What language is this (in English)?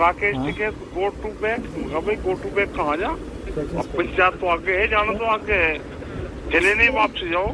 Portuguese